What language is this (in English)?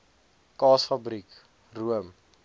Afrikaans